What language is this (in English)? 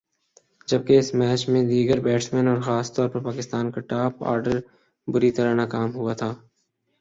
Urdu